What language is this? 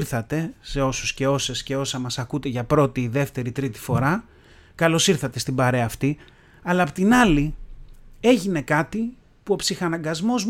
Greek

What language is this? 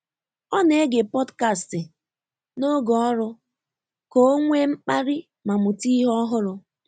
Igbo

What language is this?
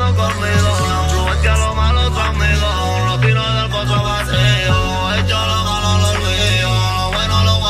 Arabic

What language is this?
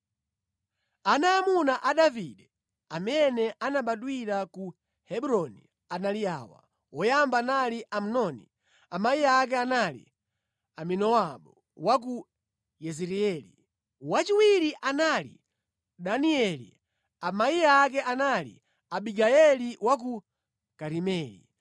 Nyanja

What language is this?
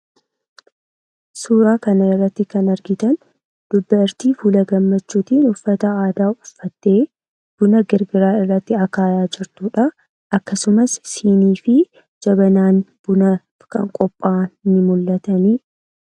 Oromo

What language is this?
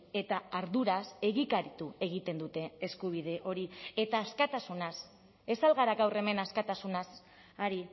Basque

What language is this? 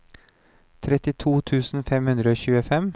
Norwegian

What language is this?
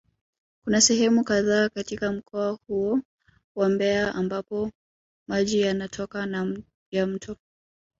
Swahili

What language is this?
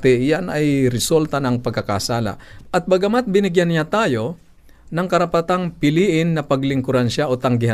Filipino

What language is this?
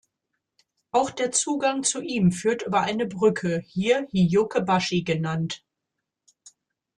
German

